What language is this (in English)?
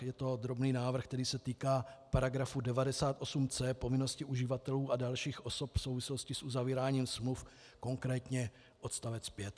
Czech